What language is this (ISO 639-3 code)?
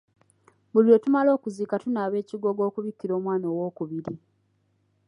lug